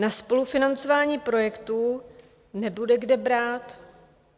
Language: Czech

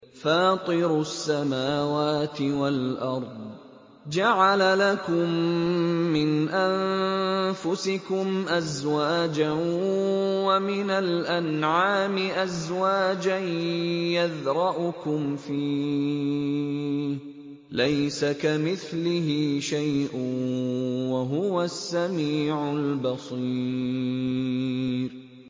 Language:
Arabic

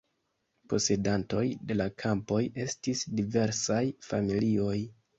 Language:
Esperanto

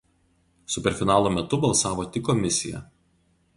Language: Lithuanian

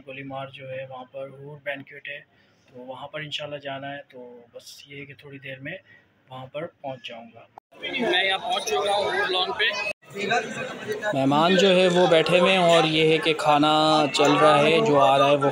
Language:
Hindi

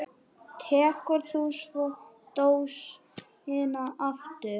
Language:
Icelandic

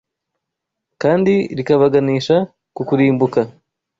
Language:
Kinyarwanda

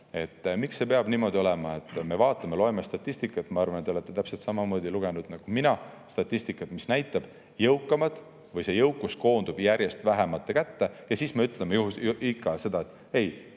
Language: Estonian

